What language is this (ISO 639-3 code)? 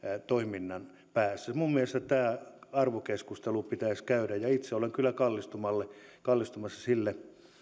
fin